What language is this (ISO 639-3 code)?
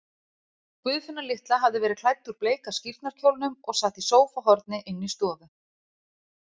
isl